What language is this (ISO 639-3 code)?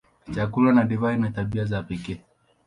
swa